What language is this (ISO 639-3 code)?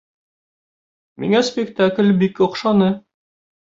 bak